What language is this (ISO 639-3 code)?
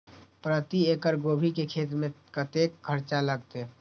mai